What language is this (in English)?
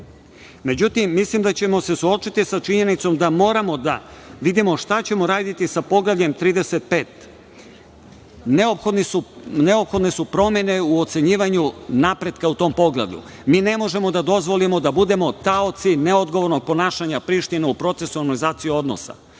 Serbian